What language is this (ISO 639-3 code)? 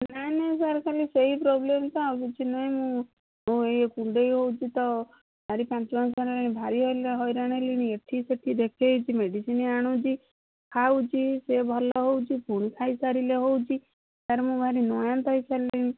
ori